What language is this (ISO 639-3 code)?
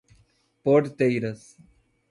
por